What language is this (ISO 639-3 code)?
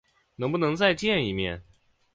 zho